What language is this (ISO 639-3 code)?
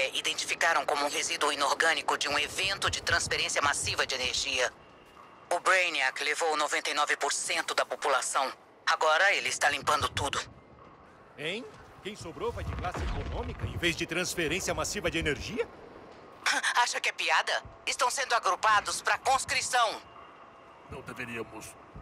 por